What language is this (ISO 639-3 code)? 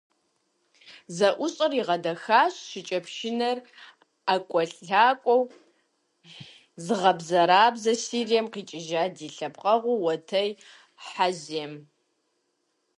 kbd